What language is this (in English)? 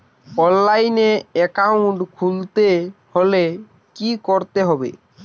Bangla